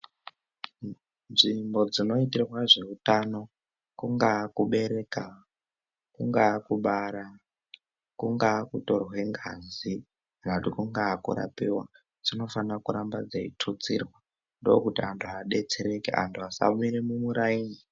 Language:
Ndau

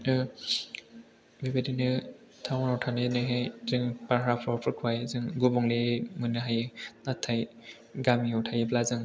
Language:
Bodo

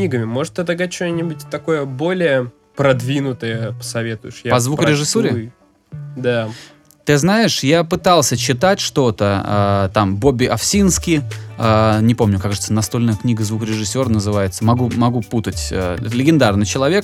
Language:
Russian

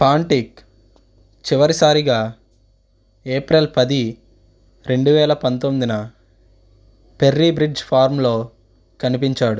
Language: Telugu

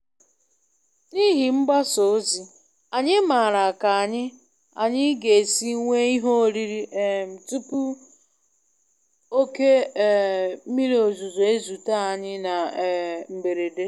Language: Igbo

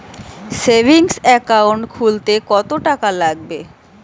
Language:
Bangla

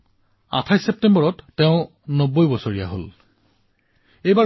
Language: Assamese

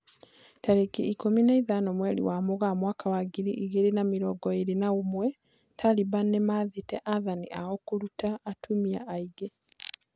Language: Kikuyu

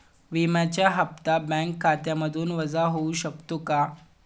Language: Marathi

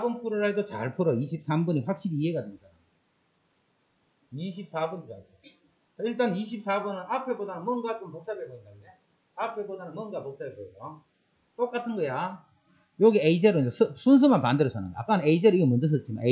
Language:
Korean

